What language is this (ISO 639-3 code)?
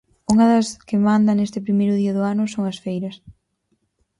glg